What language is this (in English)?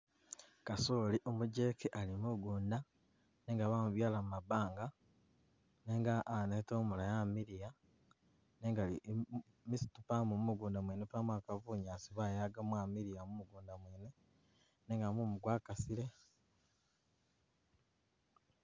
Masaaba